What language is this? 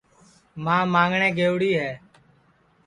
Sansi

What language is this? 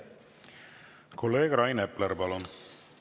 Estonian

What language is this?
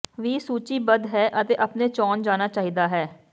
Punjabi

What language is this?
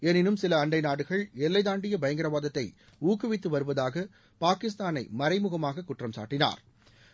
Tamil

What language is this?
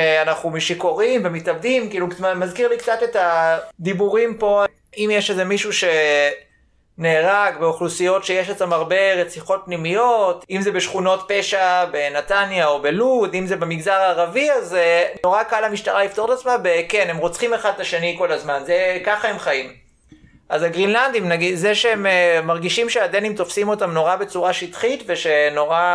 Hebrew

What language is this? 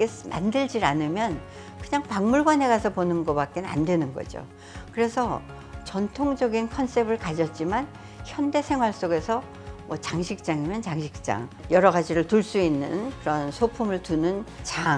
Korean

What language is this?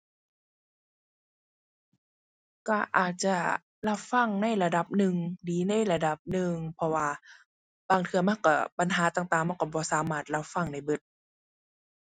Thai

